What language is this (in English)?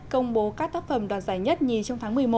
Vietnamese